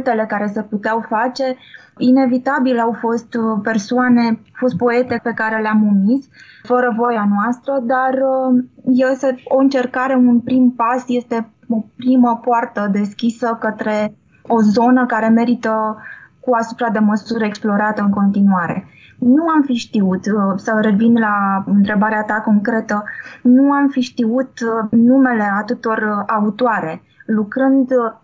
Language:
Romanian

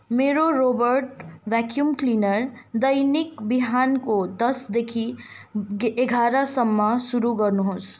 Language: Nepali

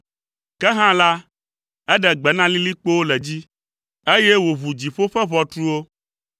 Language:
Ewe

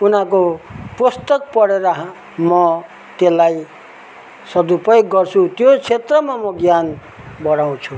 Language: Nepali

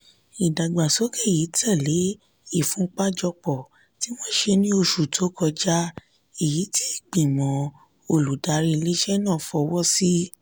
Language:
Yoruba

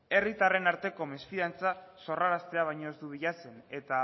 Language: Basque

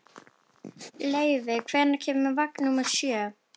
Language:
Icelandic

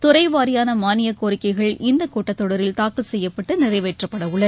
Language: Tamil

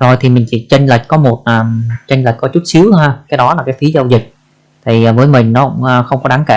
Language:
Vietnamese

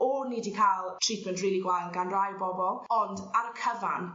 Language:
Welsh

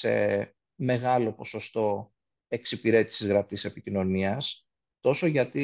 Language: Greek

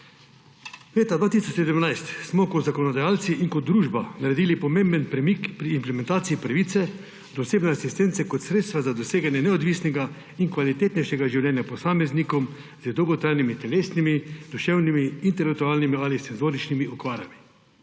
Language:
Slovenian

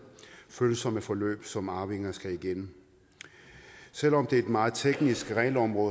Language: Danish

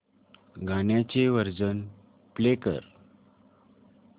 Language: Marathi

